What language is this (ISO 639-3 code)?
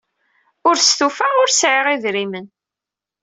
kab